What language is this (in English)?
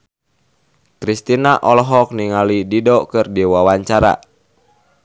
Sundanese